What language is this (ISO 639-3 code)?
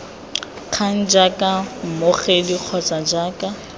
tsn